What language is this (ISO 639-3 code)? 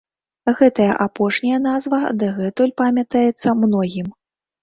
bel